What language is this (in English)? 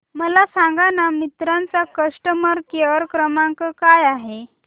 Marathi